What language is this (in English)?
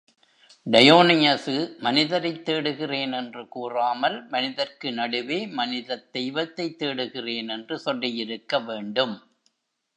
Tamil